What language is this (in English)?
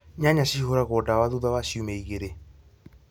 Kikuyu